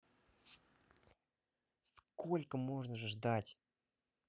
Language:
Russian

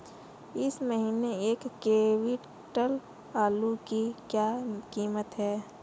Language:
Hindi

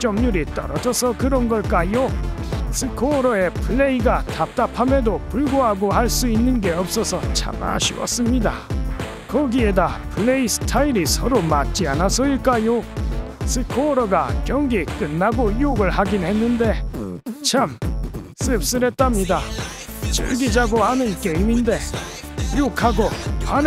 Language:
Korean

